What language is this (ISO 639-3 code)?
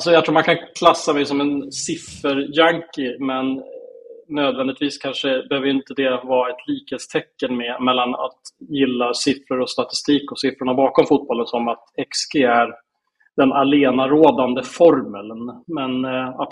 swe